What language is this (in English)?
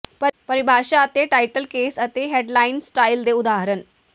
Punjabi